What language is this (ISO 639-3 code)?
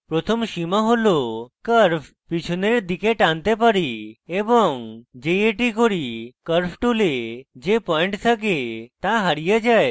ben